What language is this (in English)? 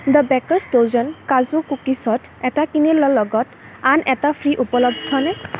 Assamese